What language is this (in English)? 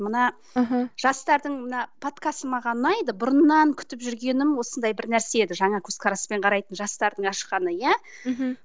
Kazakh